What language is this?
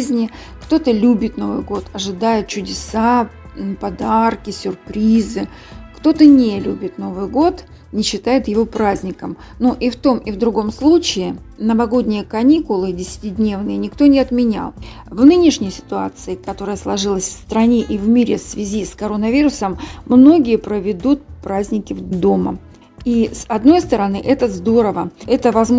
Russian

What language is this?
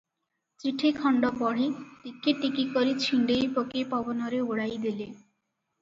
Odia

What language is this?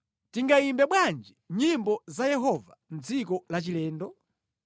Nyanja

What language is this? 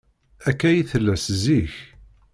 Kabyle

